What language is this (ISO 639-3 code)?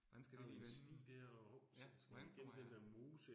dan